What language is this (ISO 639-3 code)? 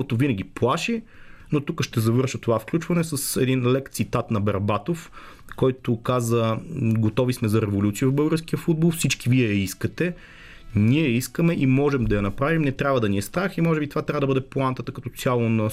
bul